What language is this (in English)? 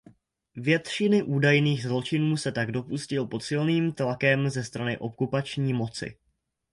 Czech